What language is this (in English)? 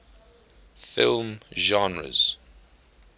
English